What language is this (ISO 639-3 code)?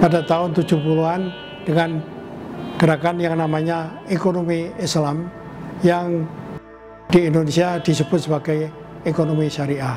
ind